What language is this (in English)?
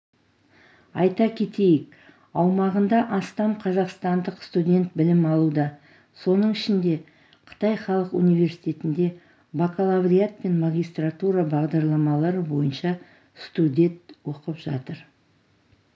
Kazakh